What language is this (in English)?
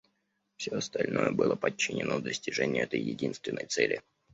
Russian